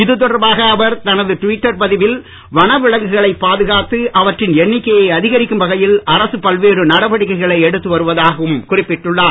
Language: Tamil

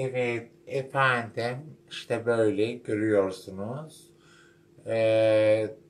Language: Turkish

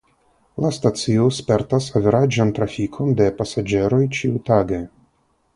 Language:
Esperanto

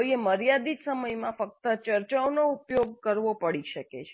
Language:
Gujarati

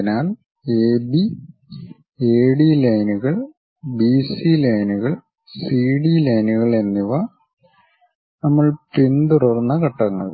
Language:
Malayalam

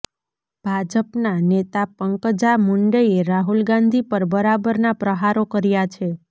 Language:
Gujarati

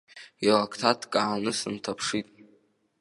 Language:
Abkhazian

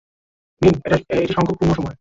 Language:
Bangla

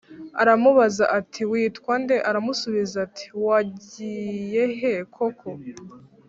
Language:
Kinyarwanda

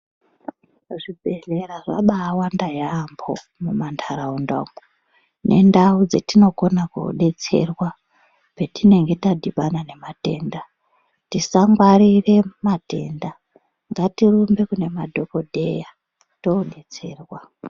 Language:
Ndau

